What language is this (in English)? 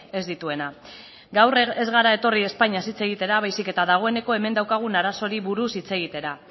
Basque